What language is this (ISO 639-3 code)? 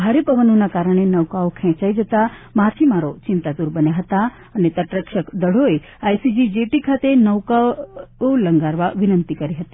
guj